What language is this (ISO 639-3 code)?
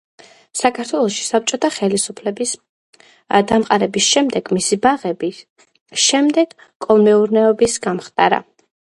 kat